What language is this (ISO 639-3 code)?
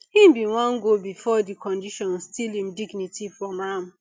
pcm